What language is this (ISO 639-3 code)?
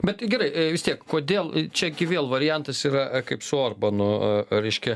lit